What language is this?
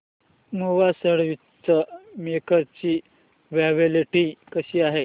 Marathi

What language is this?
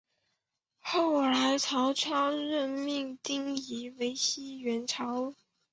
Chinese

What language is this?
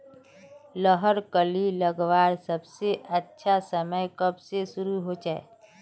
Magahi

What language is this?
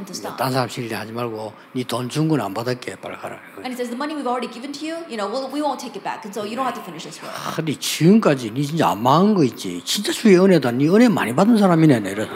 Korean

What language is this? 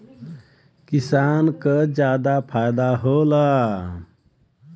Bhojpuri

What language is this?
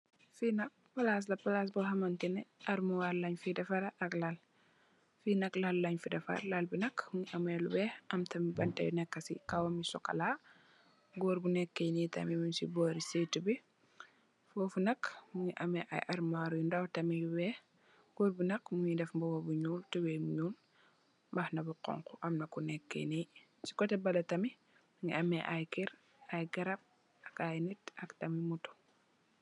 Wolof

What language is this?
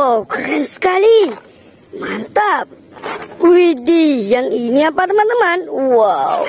Indonesian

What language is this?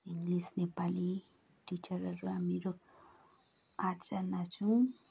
Nepali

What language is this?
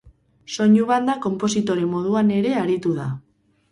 Basque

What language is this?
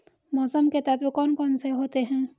Hindi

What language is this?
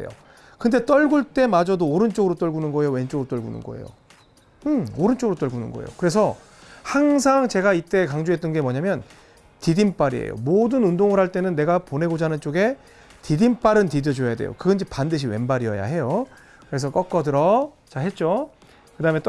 Korean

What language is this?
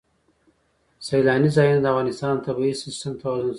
Pashto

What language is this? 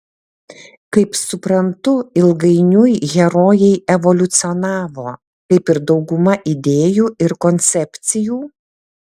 Lithuanian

